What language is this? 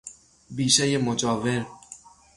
Persian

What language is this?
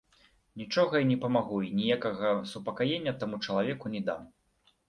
Belarusian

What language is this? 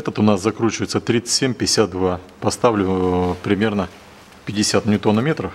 Russian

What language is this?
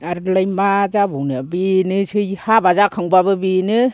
Bodo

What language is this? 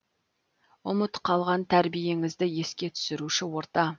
Kazakh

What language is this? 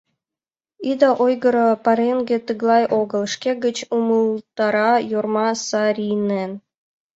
Mari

